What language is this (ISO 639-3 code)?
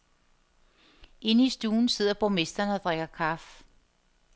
dan